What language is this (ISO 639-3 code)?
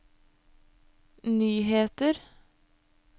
nor